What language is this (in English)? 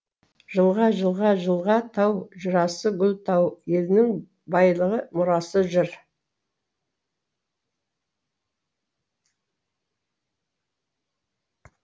Kazakh